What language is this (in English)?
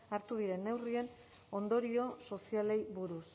Basque